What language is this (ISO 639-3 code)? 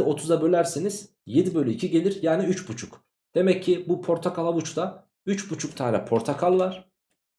tur